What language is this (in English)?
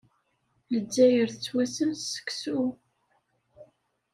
Kabyle